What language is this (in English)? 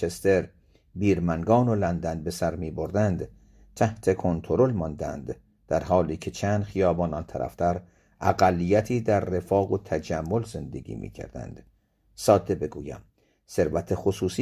Persian